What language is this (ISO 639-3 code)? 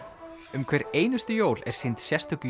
isl